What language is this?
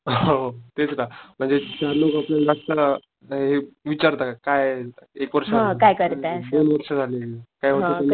Marathi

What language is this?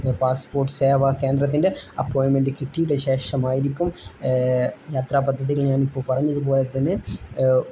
Malayalam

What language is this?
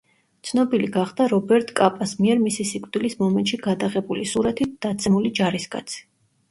Georgian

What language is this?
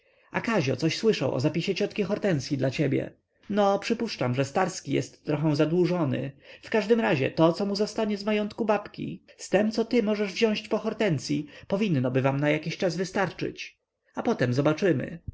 Polish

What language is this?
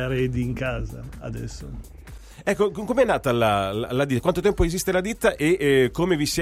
Italian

